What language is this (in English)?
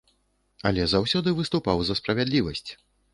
Belarusian